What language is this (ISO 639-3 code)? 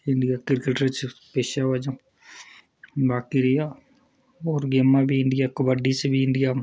doi